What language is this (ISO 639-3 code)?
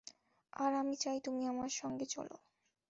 ben